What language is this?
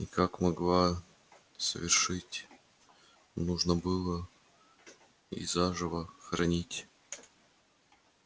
Russian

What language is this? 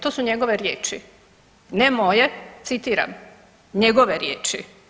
Croatian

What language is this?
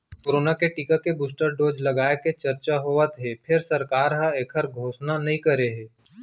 Chhattisgarhi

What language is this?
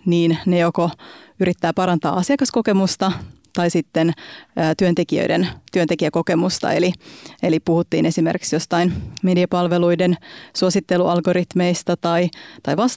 Finnish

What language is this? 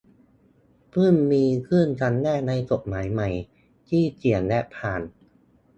Thai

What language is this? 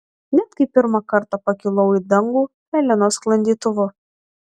Lithuanian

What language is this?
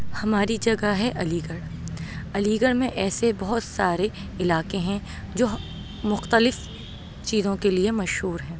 Urdu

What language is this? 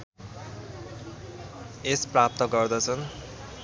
Nepali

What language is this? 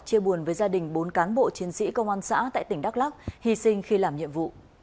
Vietnamese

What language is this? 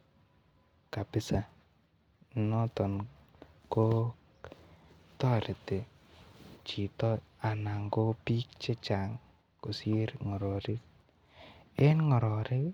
Kalenjin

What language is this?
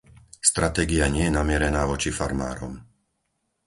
Slovak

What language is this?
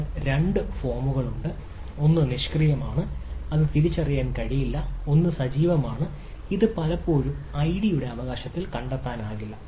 Malayalam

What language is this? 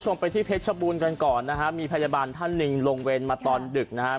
Thai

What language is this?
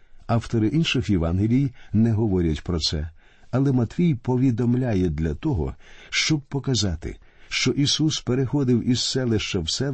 Ukrainian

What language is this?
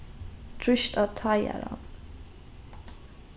Faroese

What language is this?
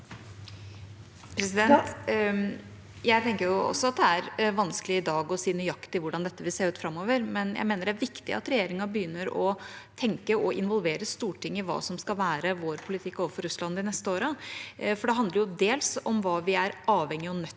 Norwegian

